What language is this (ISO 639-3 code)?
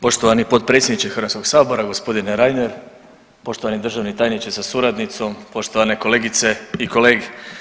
hrv